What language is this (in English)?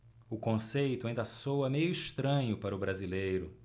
Portuguese